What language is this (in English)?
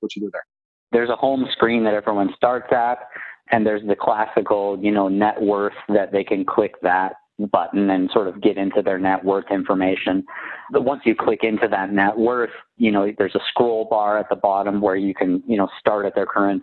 English